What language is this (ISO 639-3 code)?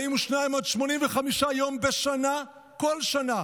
heb